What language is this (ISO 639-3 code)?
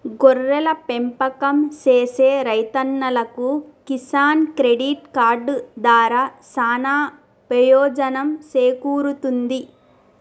tel